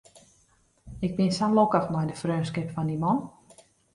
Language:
Western Frisian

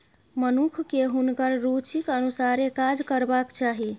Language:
Maithili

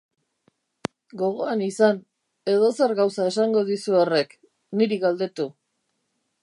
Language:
Basque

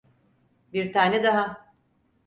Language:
Turkish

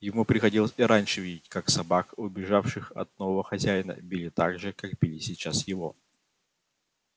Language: Russian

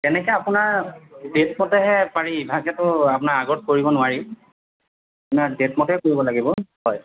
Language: Assamese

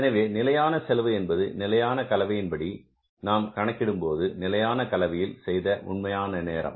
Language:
Tamil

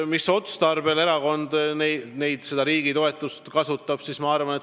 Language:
Estonian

